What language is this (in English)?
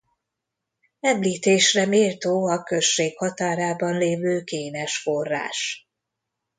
Hungarian